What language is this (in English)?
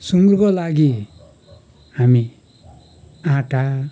Nepali